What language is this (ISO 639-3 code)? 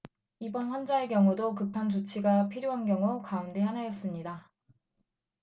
kor